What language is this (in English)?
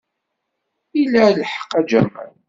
Kabyle